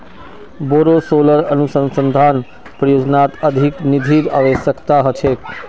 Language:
Magahi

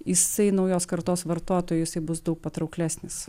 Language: Lithuanian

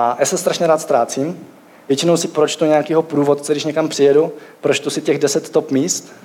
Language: Czech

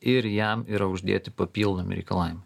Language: Lithuanian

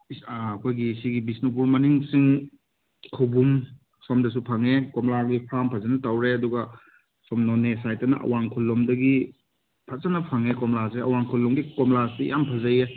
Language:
Manipuri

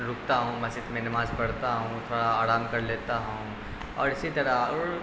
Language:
Urdu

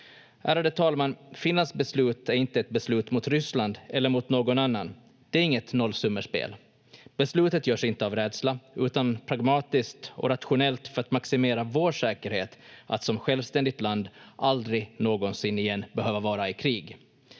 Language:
Finnish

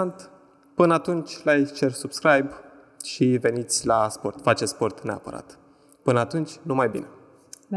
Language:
Romanian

